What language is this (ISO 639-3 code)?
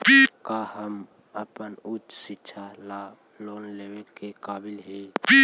mag